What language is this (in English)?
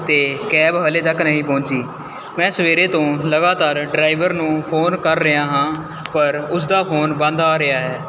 Punjabi